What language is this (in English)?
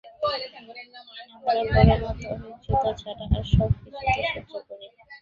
Bangla